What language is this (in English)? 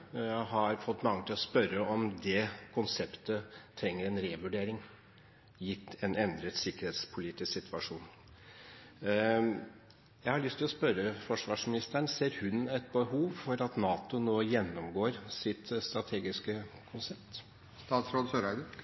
Norwegian Bokmål